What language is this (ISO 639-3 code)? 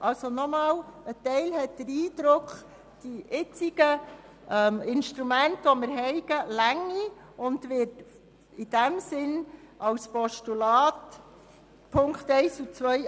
gsw